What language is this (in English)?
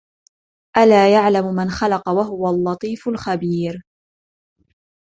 Arabic